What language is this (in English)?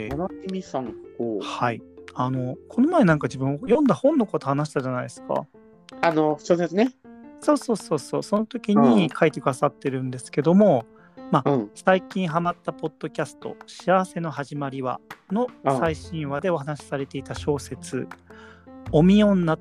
Japanese